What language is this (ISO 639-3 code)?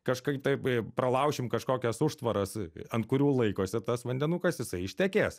lit